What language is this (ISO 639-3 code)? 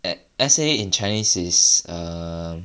eng